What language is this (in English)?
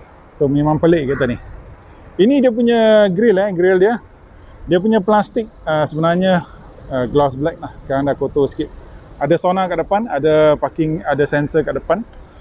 Malay